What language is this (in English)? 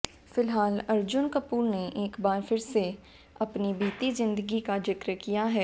Hindi